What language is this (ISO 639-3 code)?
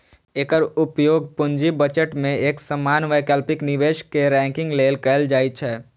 mai